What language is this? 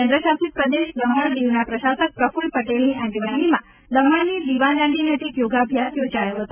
Gujarati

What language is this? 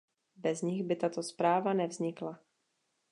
Czech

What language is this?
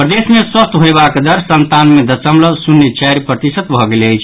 Maithili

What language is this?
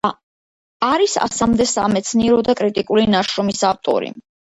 Georgian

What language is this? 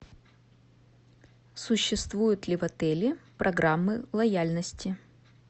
Russian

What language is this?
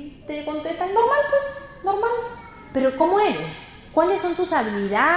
Spanish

